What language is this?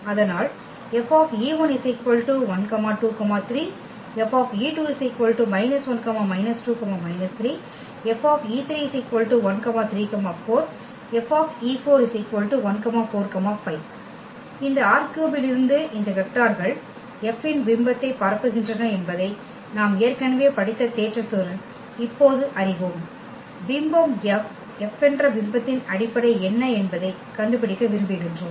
Tamil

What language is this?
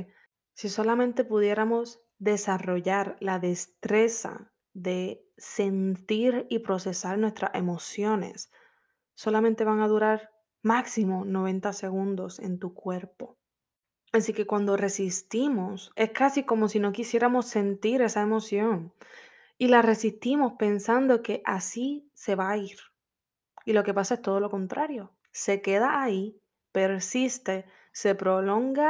Spanish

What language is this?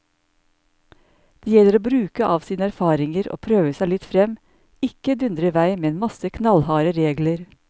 Norwegian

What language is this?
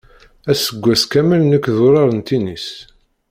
Kabyle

